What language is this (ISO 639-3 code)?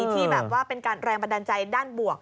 tha